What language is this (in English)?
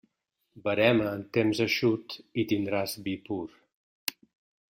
Catalan